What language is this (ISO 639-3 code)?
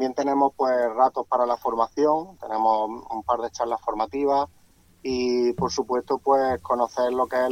spa